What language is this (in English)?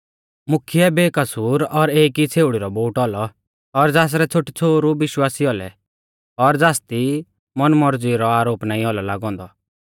Mahasu Pahari